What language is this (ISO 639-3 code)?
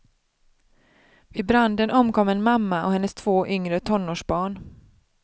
swe